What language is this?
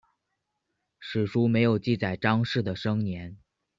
Chinese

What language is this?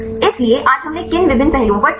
Hindi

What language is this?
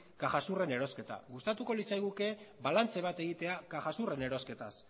Basque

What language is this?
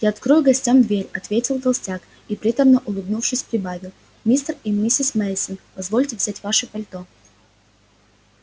Russian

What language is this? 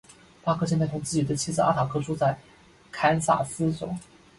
Chinese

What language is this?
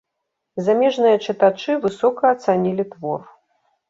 Belarusian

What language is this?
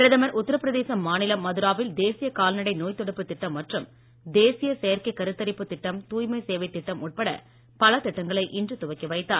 Tamil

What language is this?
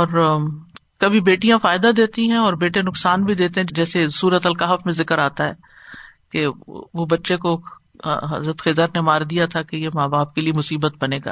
Urdu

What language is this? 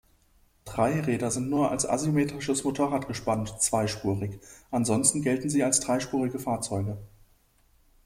German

